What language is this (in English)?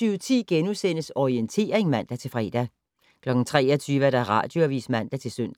Danish